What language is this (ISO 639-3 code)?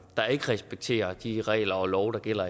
dan